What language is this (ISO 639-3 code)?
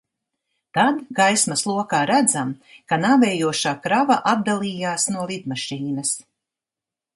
lav